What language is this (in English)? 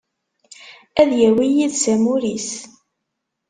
Kabyle